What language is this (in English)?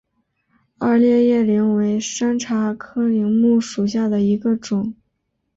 Chinese